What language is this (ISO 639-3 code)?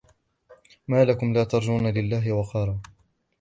ara